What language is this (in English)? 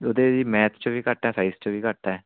Punjabi